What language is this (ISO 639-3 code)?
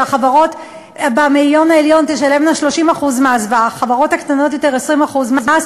heb